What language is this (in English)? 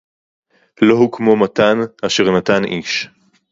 Hebrew